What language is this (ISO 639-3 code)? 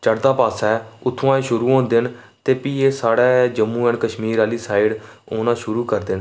doi